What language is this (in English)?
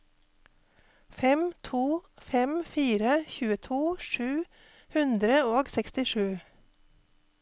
Norwegian